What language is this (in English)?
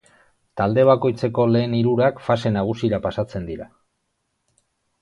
Basque